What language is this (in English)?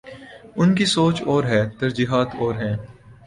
Urdu